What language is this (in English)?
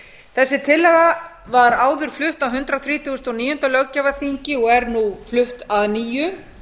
Icelandic